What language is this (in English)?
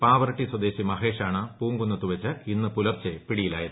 Malayalam